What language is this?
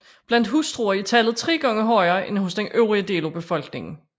Danish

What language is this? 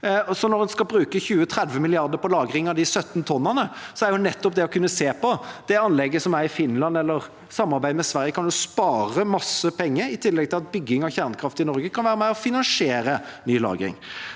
Norwegian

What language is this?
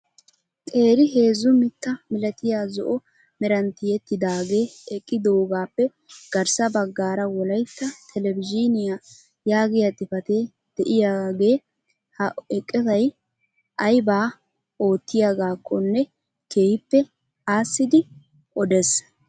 Wolaytta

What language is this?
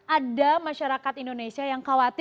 Indonesian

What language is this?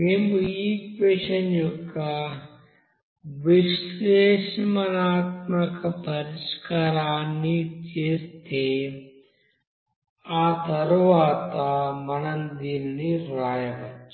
Telugu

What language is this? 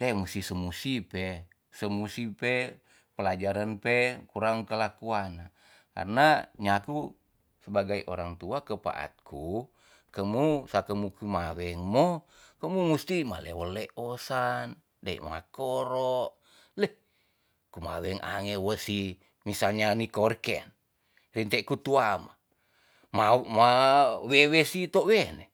Tonsea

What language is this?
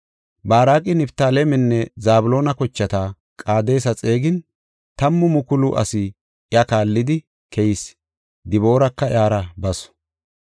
Gofa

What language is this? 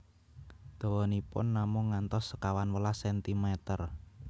Javanese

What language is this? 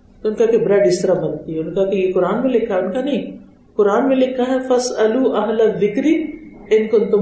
Urdu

